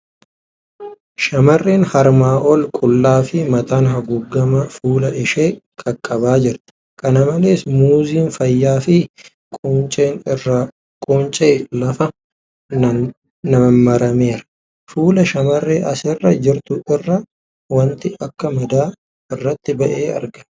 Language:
Oromo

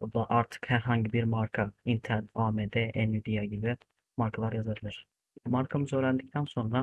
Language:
Turkish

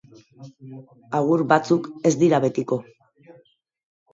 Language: Basque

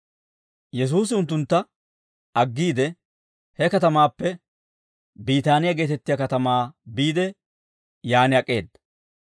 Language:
Dawro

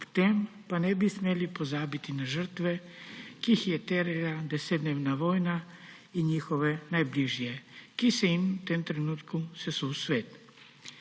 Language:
Slovenian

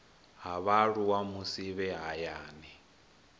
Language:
Venda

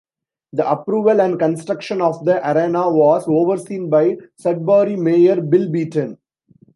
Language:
English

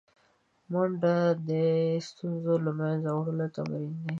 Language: Pashto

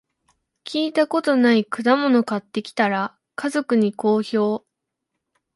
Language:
Japanese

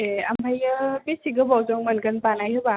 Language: Bodo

